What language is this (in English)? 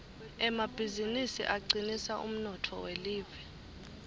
Swati